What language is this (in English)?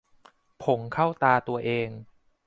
Thai